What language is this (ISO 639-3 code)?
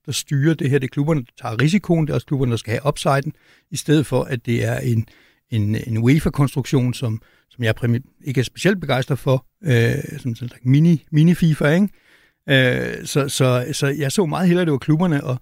dan